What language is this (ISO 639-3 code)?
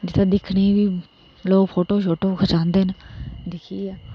doi